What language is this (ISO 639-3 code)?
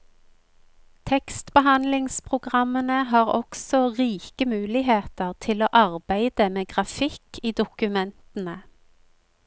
nor